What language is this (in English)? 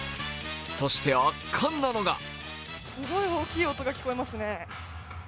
Japanese